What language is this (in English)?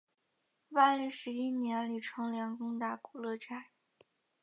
Chinese